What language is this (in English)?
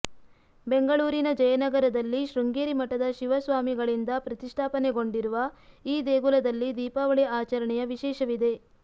Kannada